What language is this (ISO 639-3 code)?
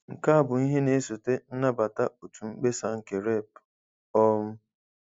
ibo